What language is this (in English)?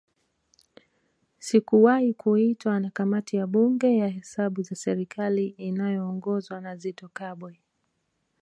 Swahili